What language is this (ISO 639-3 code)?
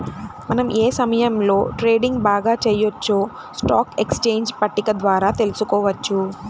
tel